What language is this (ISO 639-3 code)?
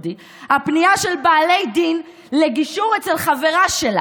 heb